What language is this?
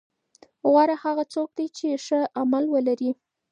Pashto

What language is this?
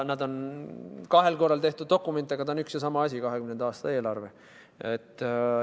Estonian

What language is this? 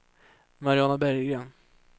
Swedish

